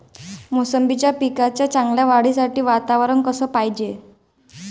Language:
Marathi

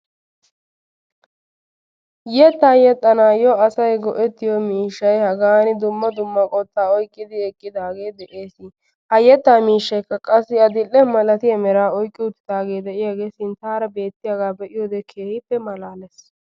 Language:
Wolaytta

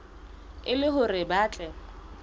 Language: Southern Sotho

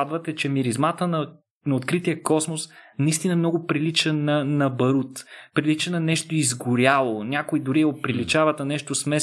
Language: Bulgarian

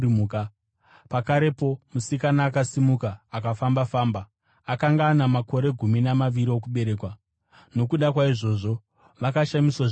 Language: Shona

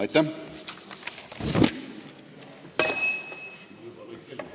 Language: Estonian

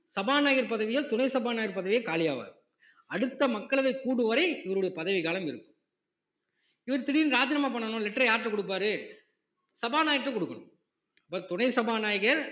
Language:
Tamil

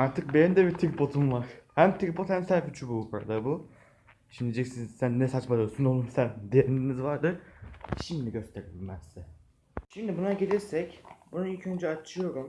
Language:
Turkish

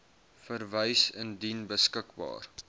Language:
Afrikaans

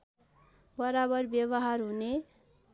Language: Nepali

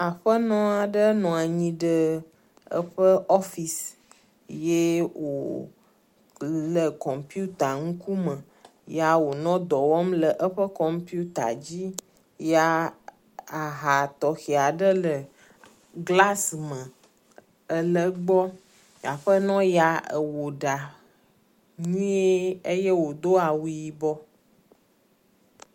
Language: Ewe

